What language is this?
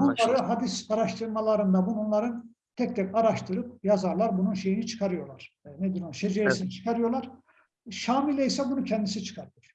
Turkish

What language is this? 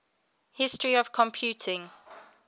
English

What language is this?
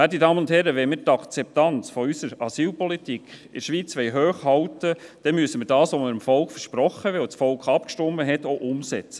Swiss German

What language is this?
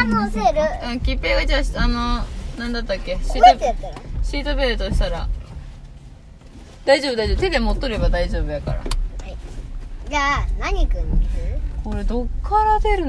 Japanese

